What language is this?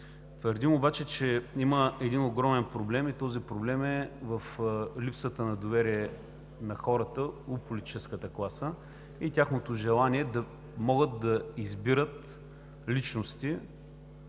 Bulgarian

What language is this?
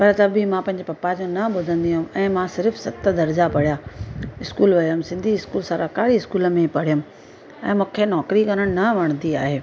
Sindhi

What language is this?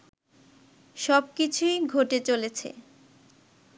Bangla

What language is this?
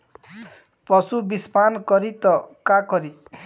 Bhojpuri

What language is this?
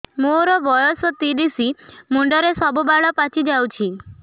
Odia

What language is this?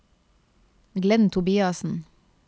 Norwegian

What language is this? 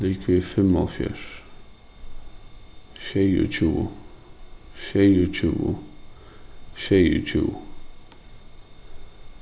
Faroese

